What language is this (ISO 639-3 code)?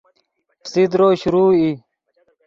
ydg